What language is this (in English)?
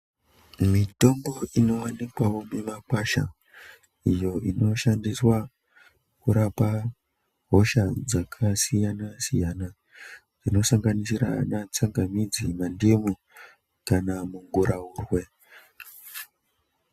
Ndau